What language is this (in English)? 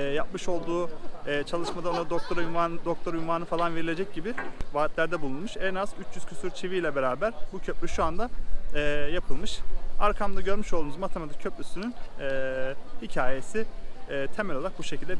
Turkish